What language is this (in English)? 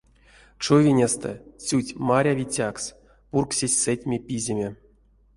Erzya